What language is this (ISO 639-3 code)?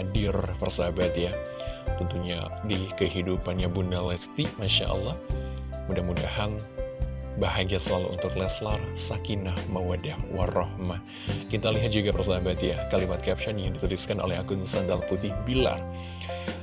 ind